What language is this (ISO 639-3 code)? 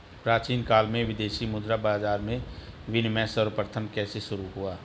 hin